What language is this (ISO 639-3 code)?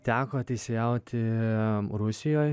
lit